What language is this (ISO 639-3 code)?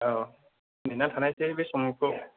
brx